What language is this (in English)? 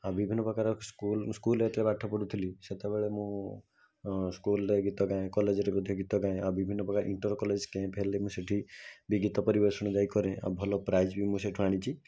Odia